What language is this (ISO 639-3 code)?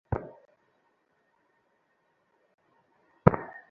ben